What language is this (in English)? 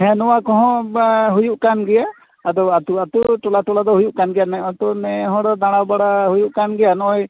Santali